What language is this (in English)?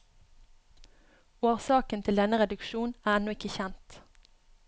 Norwegian